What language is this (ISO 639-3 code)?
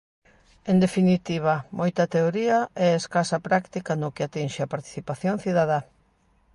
glg